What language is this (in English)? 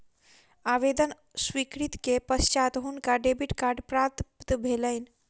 Maithili